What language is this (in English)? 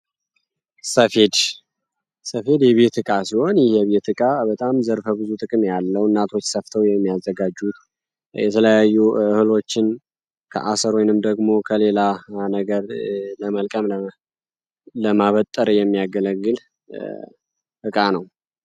Amharic